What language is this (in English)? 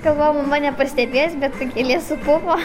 Lithuanian